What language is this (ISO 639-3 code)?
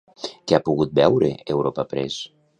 cat